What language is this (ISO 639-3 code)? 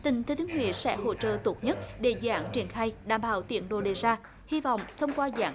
vie